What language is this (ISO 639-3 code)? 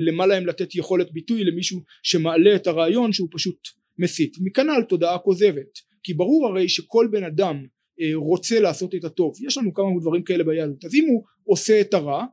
heb